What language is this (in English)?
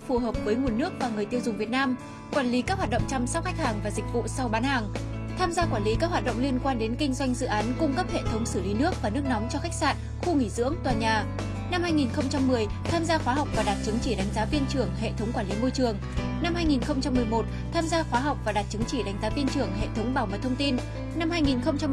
Vietnamese